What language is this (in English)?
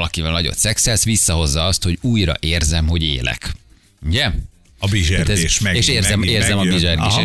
Hungarian